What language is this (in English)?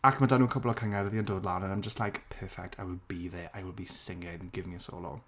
Welsh